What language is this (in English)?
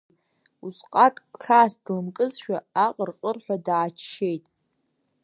Abkhazian